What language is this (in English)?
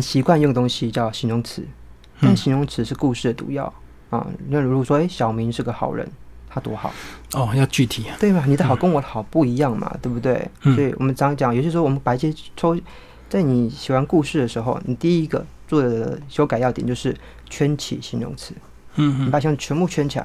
Chinese